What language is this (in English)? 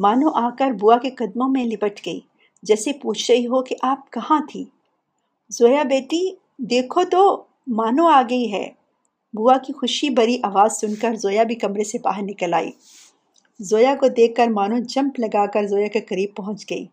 Urdu